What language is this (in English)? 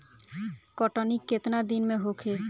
Bhojpuri